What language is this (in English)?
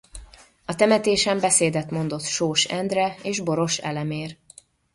Hungarian